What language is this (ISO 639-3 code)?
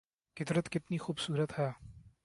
urd